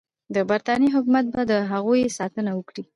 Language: Pashto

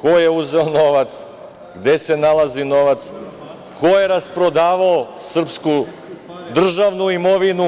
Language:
Serbian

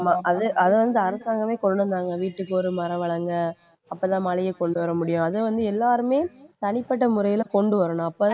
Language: Tamil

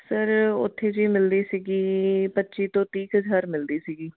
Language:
Punjabi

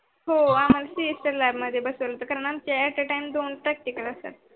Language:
Marathi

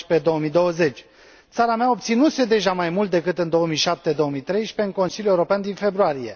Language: Romanian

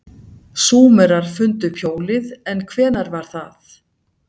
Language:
Icelandic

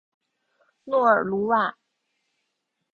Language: Chinese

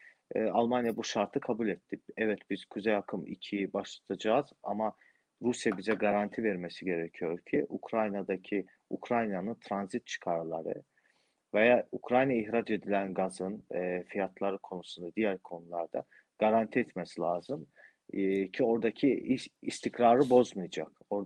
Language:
Turkish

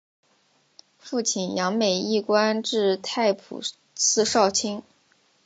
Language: Chinese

